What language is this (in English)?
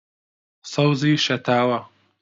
Central Kurdish